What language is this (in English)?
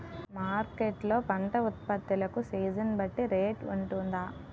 Telugu